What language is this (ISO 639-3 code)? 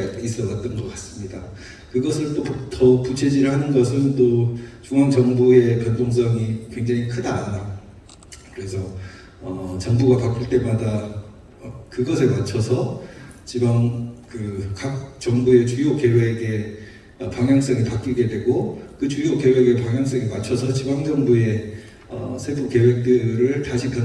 kor